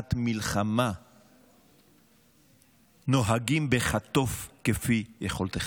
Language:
Hebrew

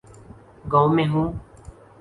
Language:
Urdu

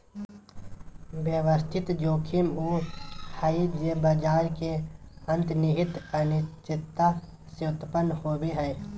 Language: Magahi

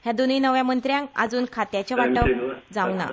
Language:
Konkani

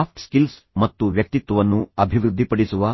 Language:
Kannada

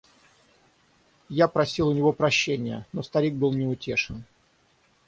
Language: Russian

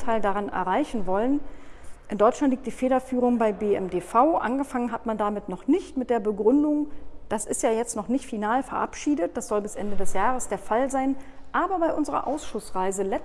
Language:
German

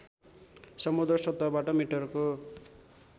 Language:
Nepali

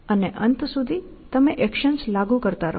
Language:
Gujarati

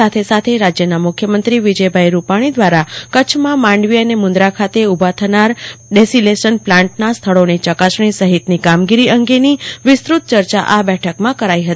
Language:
Gujarati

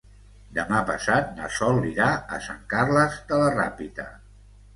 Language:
Catalan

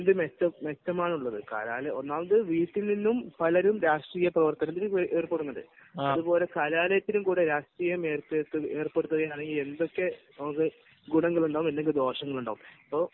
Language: Malayalam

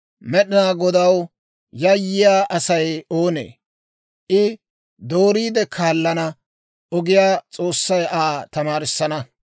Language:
Dawro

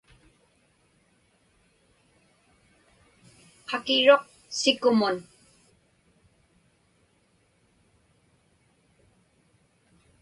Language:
Inupiaq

